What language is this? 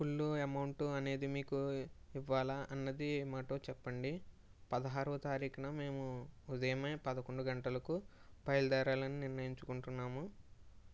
Telugu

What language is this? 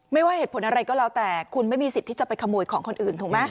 Thai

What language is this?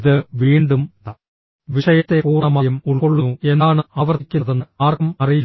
Malayalam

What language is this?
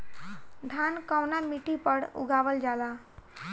Bhojpuri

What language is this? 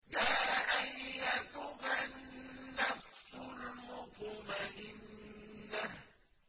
Arabic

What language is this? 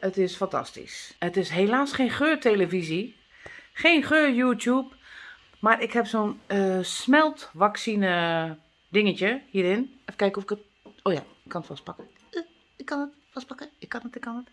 Dutch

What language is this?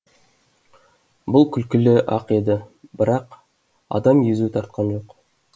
Kazakh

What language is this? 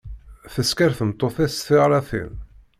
Kabyle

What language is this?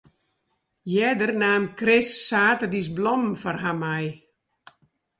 Western Frisian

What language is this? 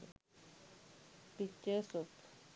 Sinhala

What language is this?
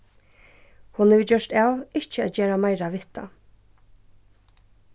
Faroese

